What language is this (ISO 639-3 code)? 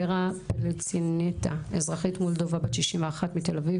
heb